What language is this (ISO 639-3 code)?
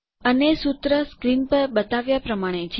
guj